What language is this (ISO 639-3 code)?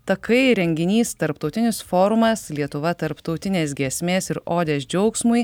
lit